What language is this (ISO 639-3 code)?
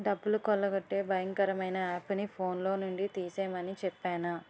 tel